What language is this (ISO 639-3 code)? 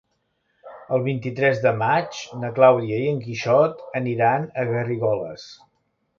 cat